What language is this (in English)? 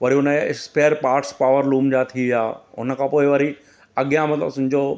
Sindhi